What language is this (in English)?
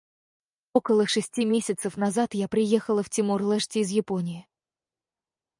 Russian